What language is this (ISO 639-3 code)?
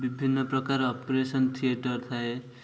ori